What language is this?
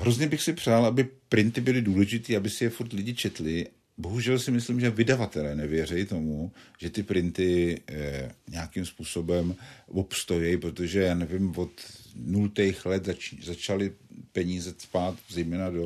Czech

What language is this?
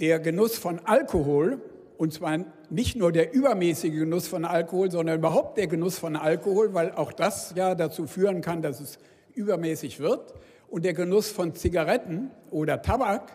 German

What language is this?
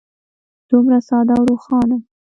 Pashto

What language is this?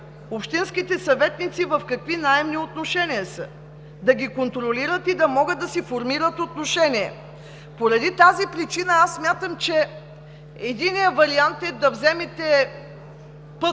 Bulgarian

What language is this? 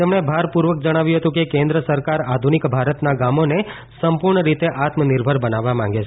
Gujarati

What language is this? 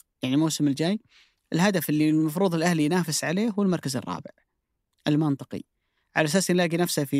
Arabic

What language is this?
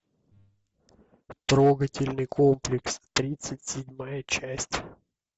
Russian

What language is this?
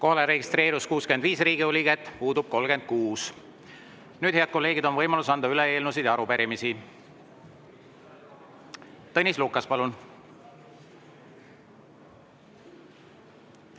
Estonian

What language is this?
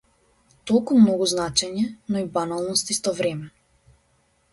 Macedonian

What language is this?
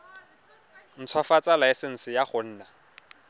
Tswana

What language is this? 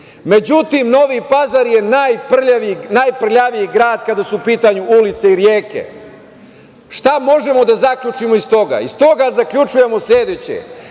Serbian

